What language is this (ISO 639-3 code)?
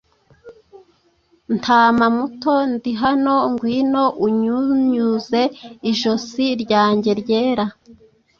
kin